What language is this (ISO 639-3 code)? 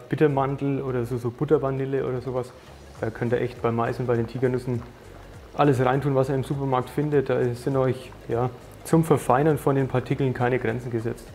deu